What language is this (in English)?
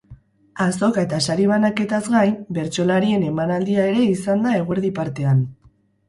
Basque